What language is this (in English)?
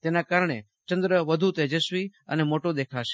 Gujarati